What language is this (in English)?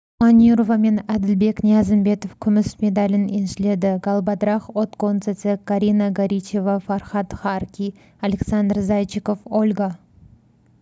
Kazakh